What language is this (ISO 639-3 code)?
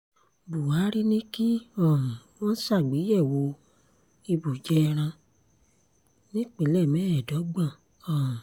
yor